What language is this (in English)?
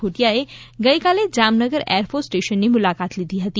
Gujarati